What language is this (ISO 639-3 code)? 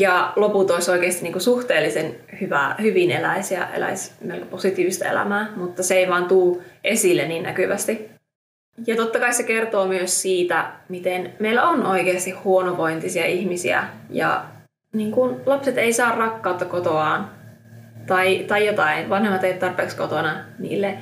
fin